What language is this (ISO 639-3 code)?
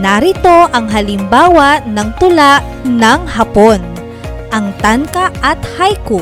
fil